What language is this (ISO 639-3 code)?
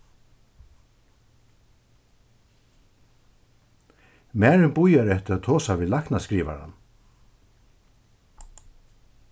fao